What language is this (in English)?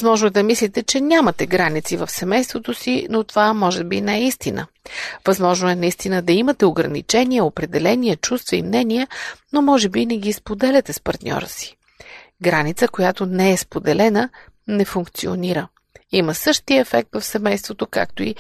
Bulgarian